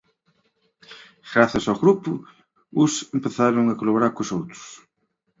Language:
Galician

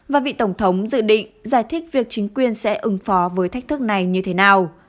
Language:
Vietnamese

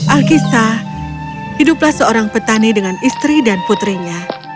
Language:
Indonesian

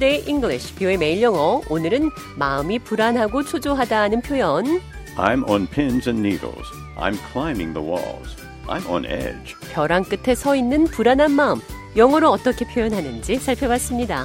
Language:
Korean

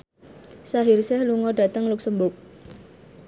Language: Javanese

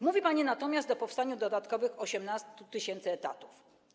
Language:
Polish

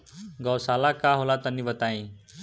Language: Bhojpuri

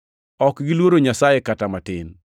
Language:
Luo (Kenya and Tanzania)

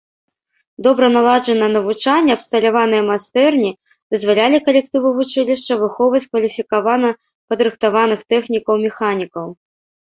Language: Belarusian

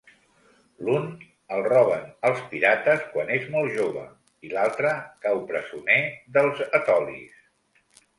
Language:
Catalan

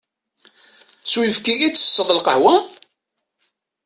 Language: Kabyle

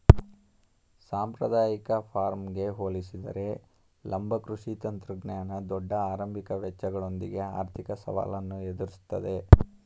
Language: Kannada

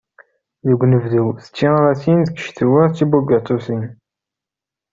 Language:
Kabyle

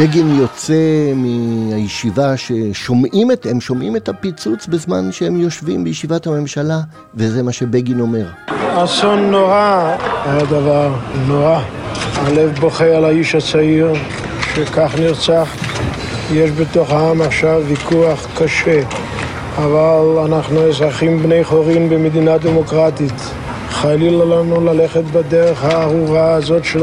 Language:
Hebrew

